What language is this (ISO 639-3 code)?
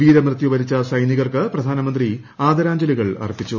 mal